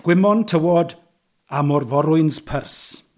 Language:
Welsh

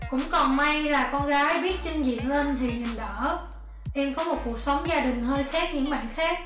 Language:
Vietnamese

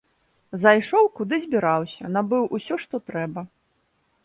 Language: Belarusian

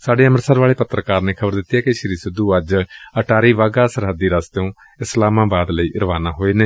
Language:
Punjabi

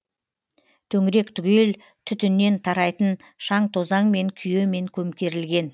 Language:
Kazakh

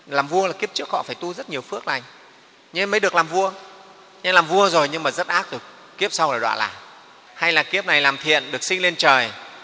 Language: Vietnamese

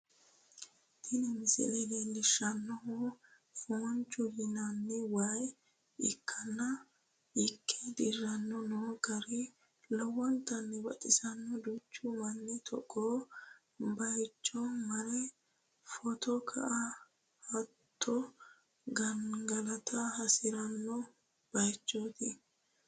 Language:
Sidamo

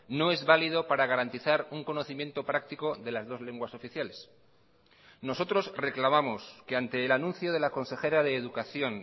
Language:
Spanish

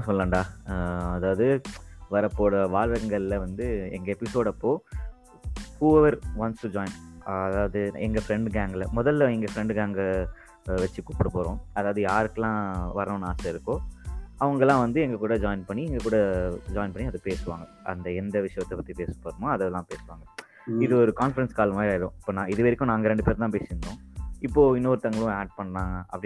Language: Tamil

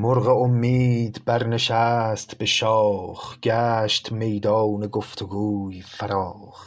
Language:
Persian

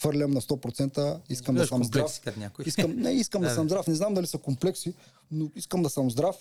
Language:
Bulgarian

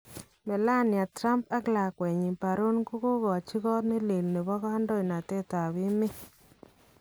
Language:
Kalenjin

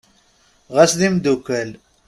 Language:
Kabyle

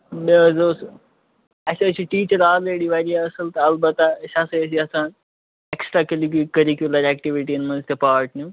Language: Kashmiri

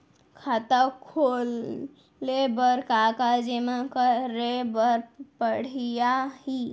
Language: Chhattisgarhi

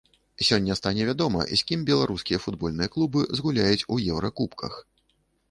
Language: Belarusian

